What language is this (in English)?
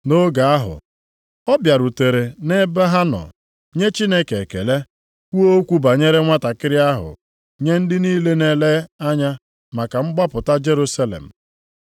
Igbo